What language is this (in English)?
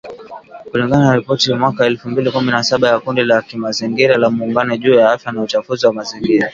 Swahili